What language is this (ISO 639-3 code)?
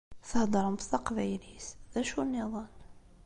kab